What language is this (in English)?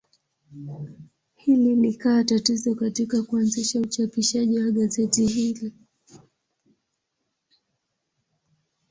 Swahili